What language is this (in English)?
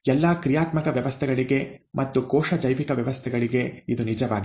Kannada